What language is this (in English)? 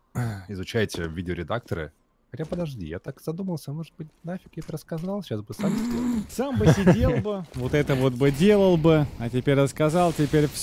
Russian